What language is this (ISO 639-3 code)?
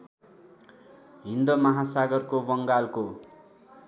nep